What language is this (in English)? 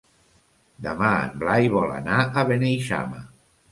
Catalan